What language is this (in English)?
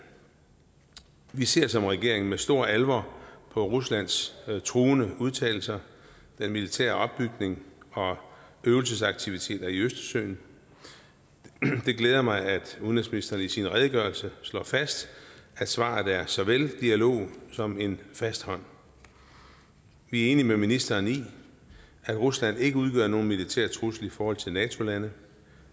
Danish